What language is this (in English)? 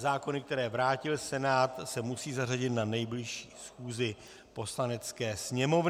Czech